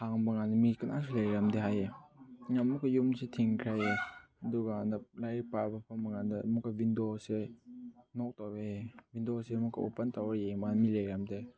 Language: Manipuri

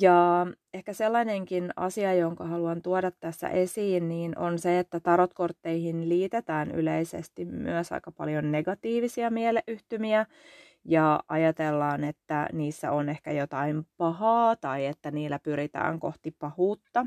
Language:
Finnish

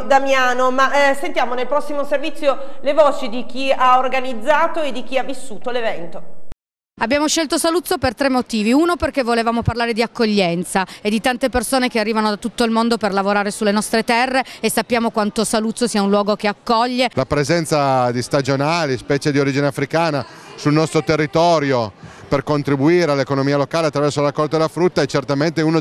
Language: Italian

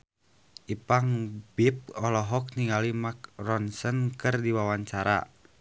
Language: Sundanese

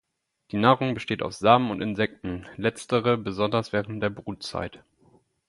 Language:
German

